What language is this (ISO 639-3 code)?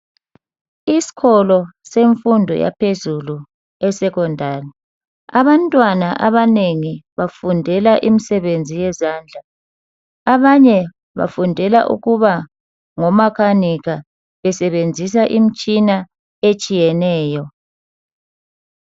nde